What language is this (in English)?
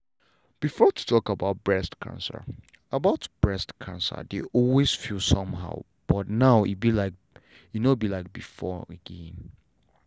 Nigerian Pidgin